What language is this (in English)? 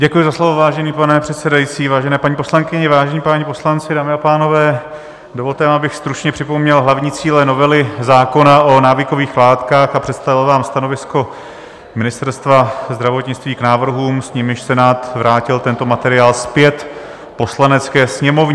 Czech